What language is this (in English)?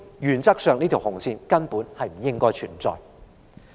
Cantonese